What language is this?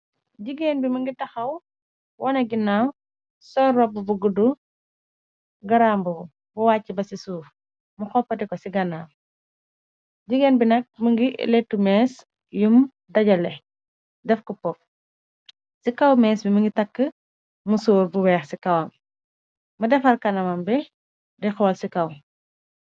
Wolof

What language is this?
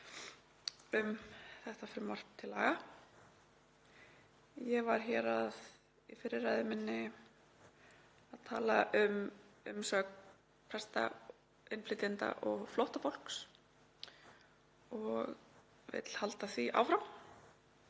Icelandic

